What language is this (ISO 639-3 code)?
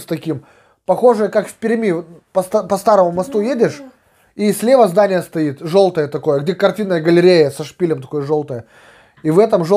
rus